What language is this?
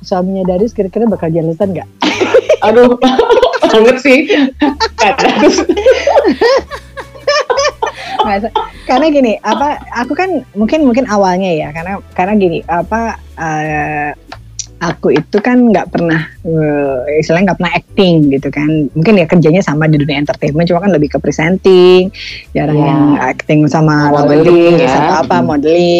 Indonesian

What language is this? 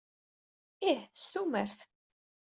Kabyle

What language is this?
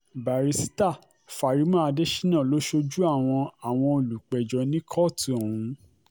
Yoruba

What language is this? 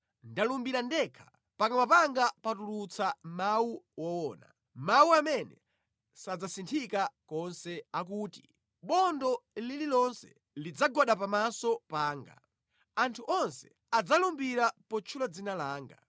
Nyanja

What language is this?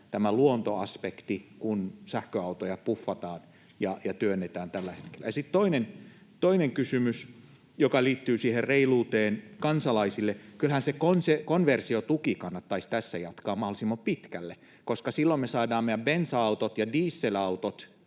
Finnish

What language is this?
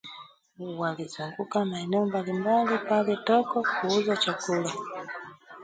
Swahili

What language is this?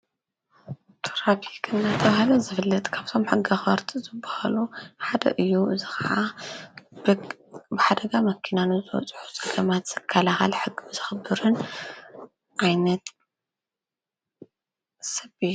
Tigrinya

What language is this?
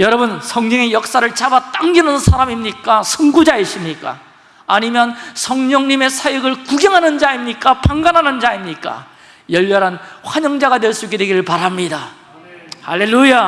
Korean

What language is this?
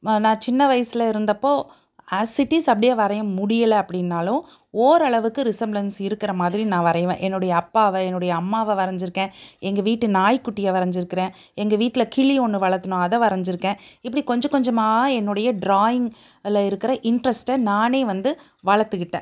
Tamil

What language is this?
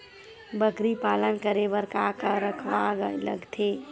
Chhattisgarhi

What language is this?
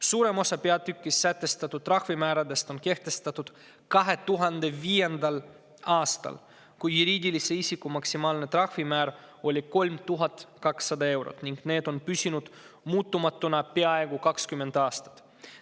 Estonian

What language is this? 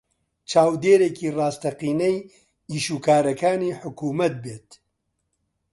Central Kurdish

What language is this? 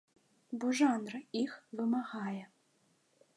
Belarusian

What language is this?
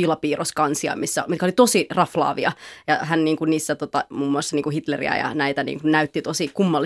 Finnish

